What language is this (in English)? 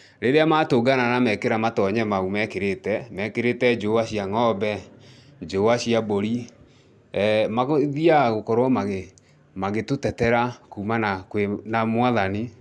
Kikuyu